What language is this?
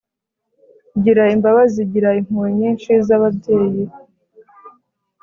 Kinyarwanda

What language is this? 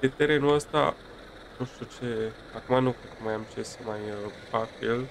Romanian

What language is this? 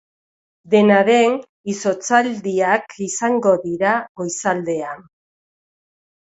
Basque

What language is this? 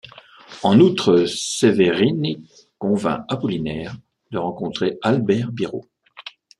French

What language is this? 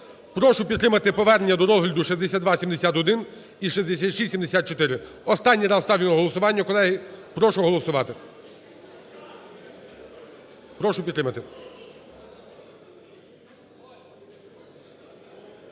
Ukrainian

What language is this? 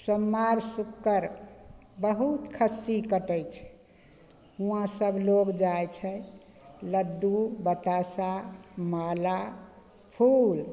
Maithili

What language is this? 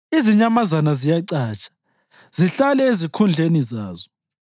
North Ndebele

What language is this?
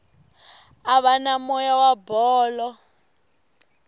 Tsonga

